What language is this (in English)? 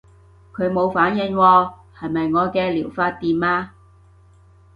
Cantonese